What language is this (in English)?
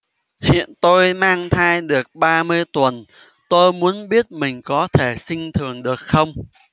Vietnamese